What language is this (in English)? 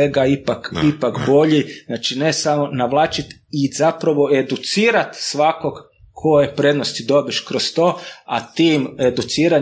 Croatian